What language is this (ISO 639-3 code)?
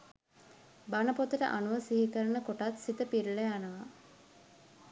sin